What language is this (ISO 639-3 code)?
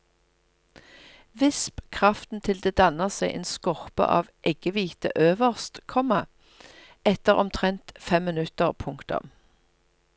nor